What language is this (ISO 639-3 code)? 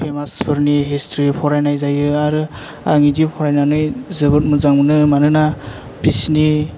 brx